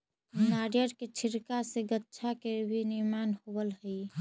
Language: Magahi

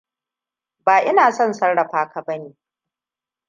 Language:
Hausa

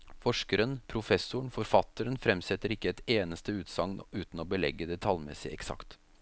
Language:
Norwegian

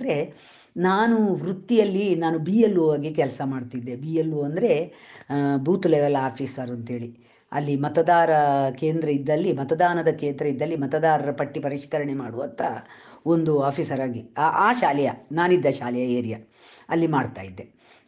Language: Kannada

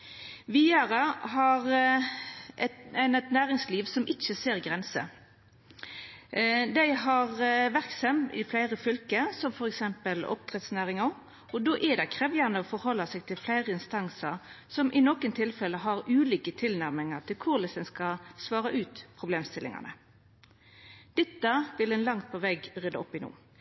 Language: Norwegian Nynorsk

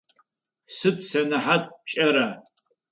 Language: Adyghe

